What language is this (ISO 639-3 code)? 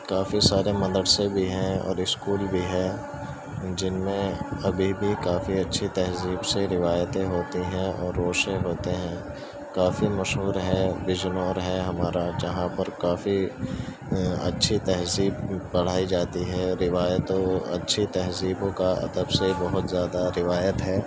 urd